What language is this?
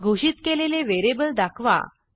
Marathi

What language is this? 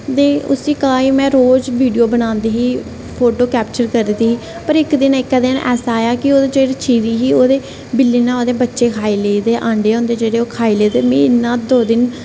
Dogri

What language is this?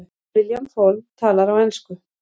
Icelandic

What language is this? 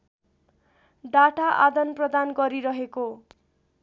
Nepali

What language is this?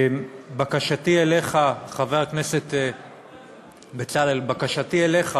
Hebrew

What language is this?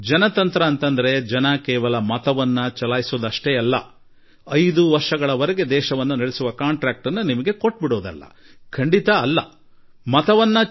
Kannada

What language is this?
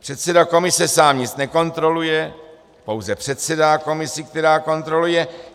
Czech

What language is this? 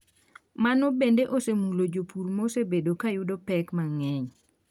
Luo (Kenya and Tanzania)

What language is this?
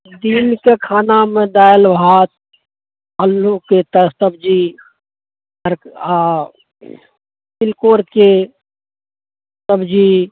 Maithili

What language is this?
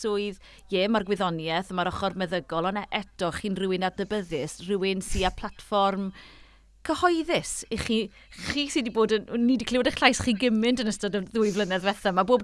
Welsh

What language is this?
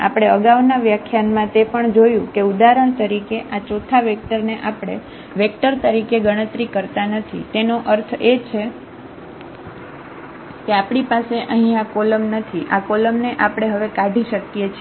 Gujarati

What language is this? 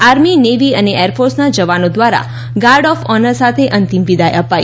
Gujarati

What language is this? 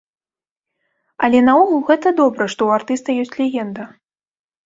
Belarusian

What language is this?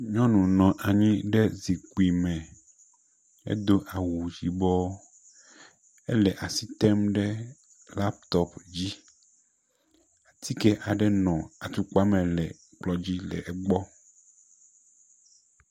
Ewe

